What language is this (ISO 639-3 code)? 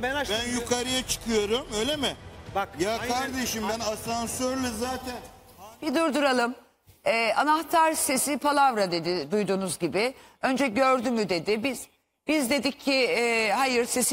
tur